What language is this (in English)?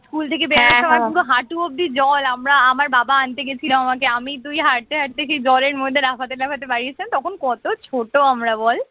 Bangla